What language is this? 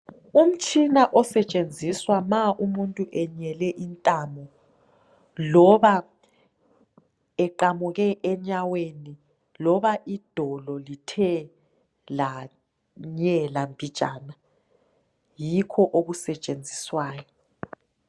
North Ndebele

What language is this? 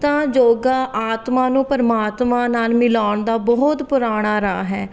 Punjabi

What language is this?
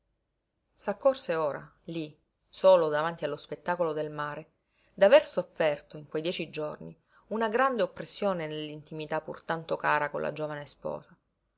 Italian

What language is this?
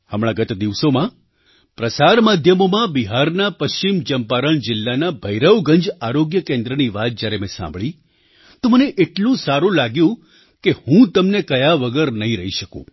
Gujarati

